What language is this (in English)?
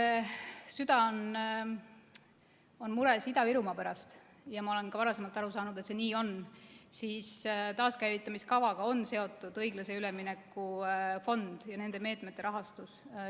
Estonian